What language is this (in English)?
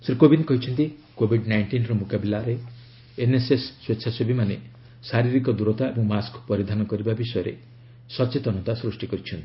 Odia